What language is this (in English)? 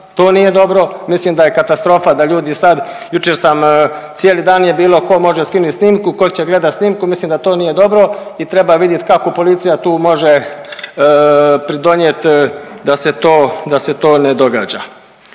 Croatian